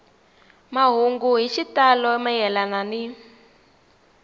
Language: Tsonga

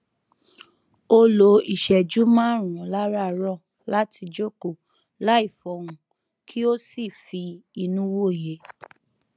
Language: Yoruba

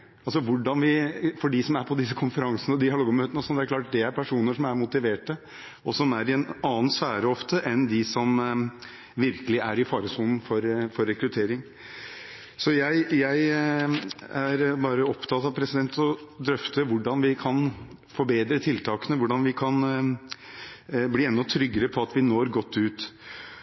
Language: Norwegian Bokmål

